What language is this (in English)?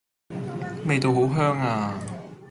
Cantonese